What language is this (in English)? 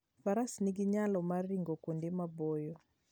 Luo (Kenya and Tanzania)